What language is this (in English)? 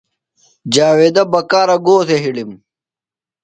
Phalura